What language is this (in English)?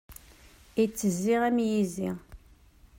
Kabyle